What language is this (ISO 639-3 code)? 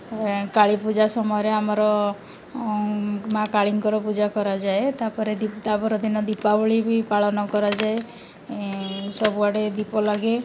ori